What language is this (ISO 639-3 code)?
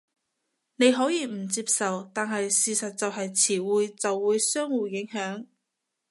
yue